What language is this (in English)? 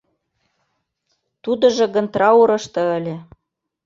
Mari